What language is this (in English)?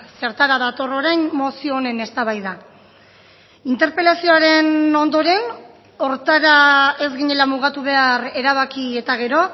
Basque